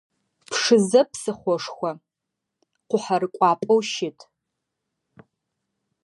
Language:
Adyghe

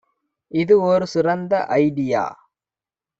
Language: Tamil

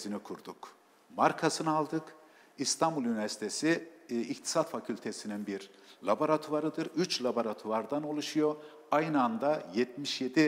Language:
Turkish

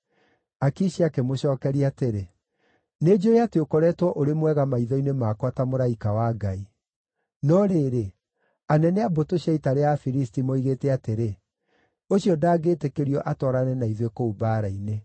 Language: Kikuyu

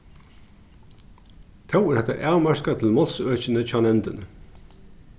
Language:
Faroese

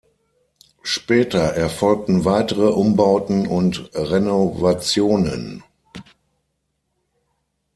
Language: German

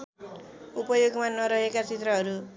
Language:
Nepali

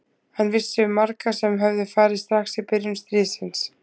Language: Icelandic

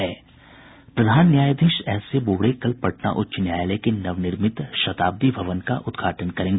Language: Hindi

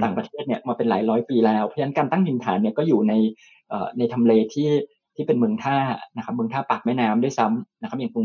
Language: Thai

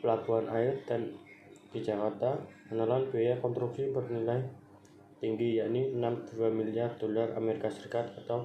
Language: Indonesian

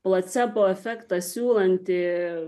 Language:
Lithuanian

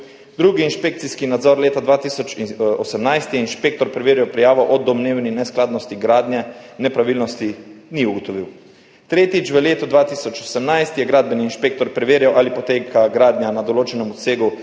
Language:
Slovenian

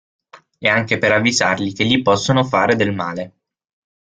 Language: Italian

